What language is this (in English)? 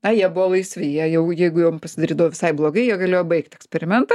Lithuanian